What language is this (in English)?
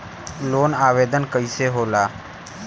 Bhojpuri